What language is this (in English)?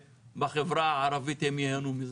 Hebrew